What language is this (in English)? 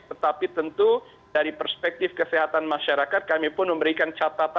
Indonesian